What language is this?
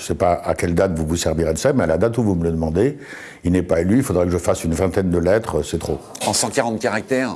French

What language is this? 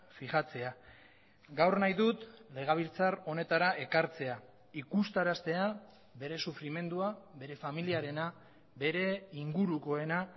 Basque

